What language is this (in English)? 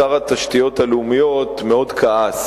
Hebrew